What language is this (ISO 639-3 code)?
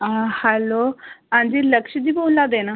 doi